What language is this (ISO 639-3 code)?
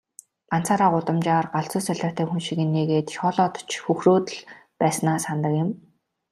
mon